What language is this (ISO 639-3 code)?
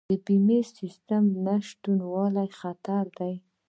pus